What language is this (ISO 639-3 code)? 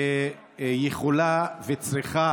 heb